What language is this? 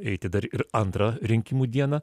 Lithuanian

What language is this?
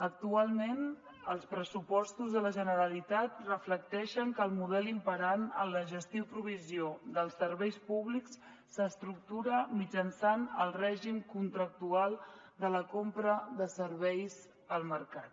Catalan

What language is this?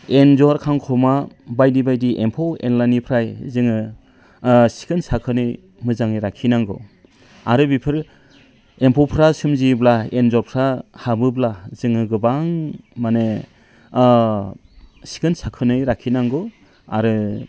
Bodo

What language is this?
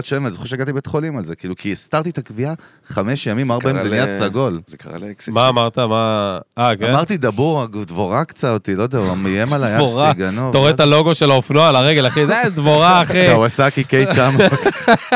Hebrew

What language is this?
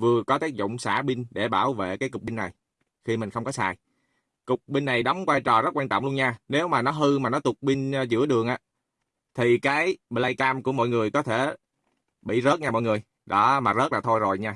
Vietnamese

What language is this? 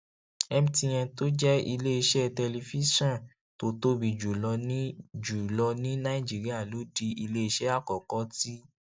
Yoruba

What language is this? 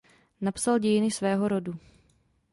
Czech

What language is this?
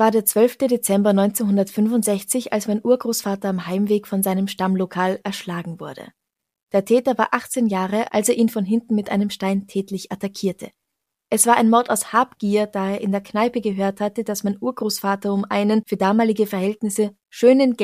German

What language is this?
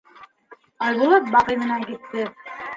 Bashkir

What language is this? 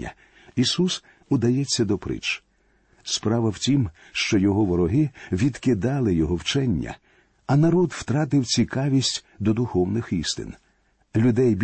Ukrainian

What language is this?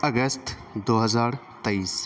Urdu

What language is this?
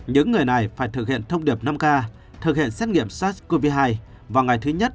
Vietnamese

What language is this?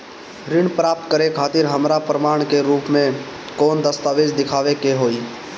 Bhojpuri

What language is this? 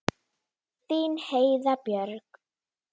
Icelandic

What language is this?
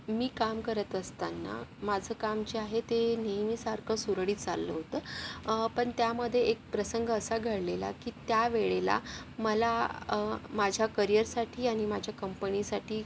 Marathi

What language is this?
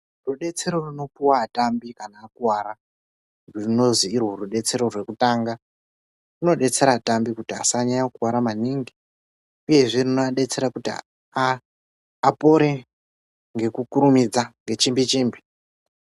Ndau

